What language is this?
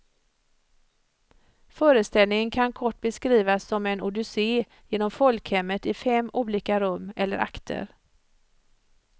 Swedish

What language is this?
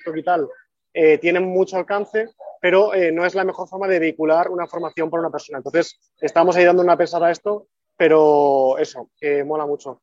Spanish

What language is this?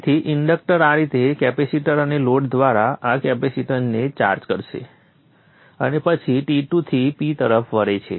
Gujarati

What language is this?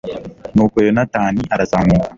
Kinyarwanda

